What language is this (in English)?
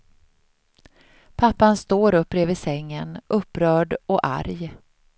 Swedish